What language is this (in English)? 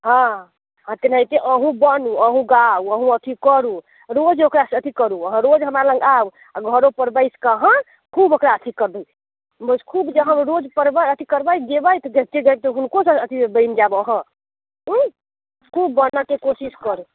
Maithili